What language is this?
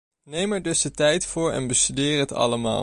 Dutch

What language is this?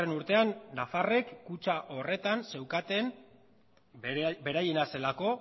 Basque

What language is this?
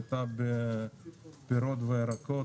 Hebrew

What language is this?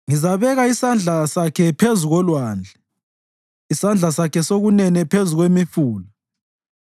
North Ndebele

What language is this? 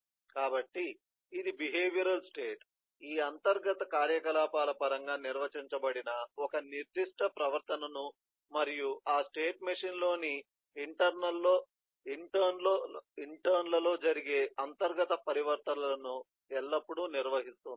Telugu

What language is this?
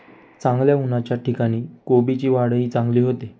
Marathi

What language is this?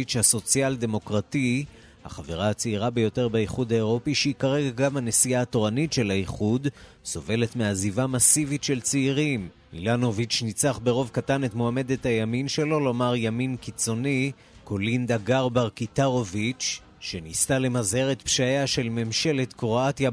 Hebrew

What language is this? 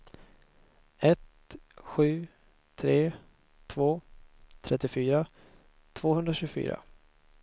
Swedish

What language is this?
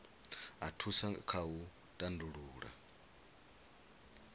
Venda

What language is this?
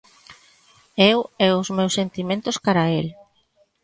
Galician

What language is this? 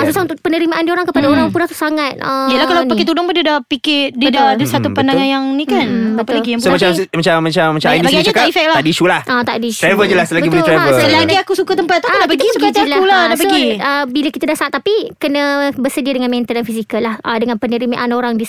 Malay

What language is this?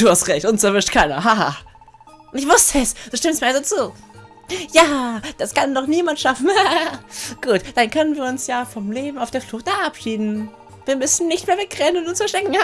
German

